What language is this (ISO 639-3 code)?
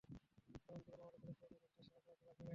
ben